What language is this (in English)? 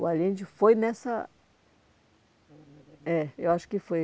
Portuguese